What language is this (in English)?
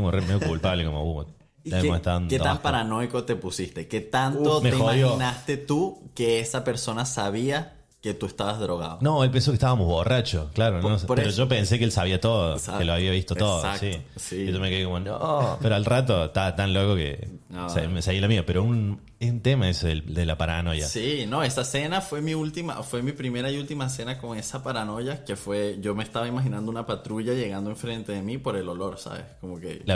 Spanish